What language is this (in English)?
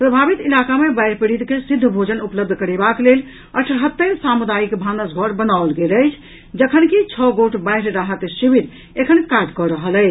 Maithili